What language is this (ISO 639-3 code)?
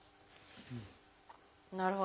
jpn